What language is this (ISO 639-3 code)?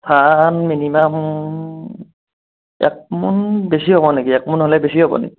asm